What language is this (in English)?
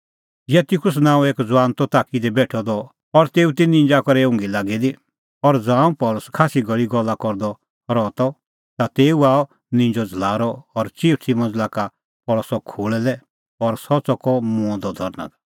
Kullu Pahari